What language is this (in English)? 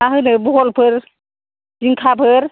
Bodo